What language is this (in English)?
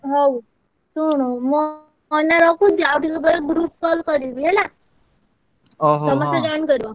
Odia